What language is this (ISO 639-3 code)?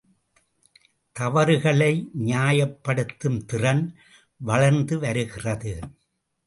tam